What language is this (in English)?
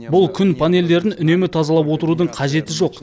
Kazakh